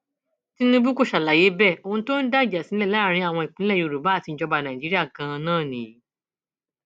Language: Yoruba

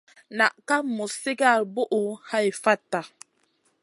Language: Masana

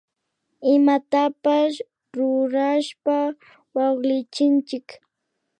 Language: Imbabura Highland Quichua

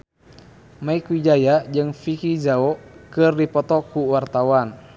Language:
Sundanese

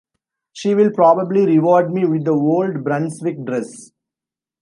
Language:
English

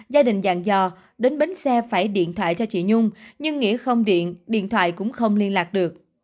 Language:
Vietnamese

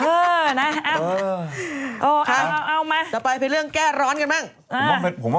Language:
Thai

